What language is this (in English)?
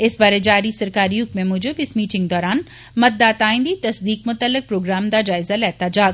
Dogri